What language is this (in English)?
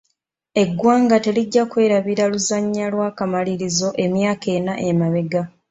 Ganda